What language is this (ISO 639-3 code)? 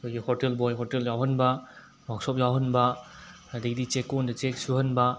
mni